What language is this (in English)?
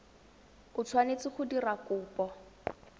Tswana